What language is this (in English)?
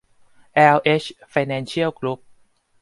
Thai